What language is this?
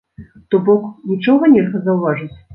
Belarusian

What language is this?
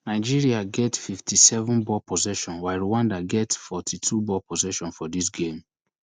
Nigerian Pidgin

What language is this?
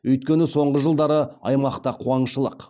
Kazakh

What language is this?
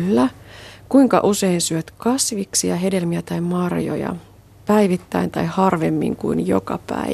Finnish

